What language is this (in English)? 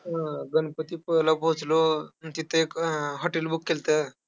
Marathi